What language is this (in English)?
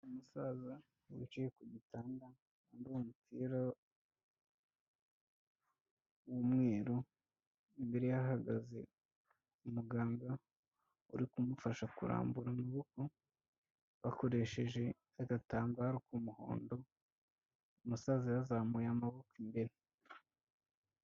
Kinyarwanda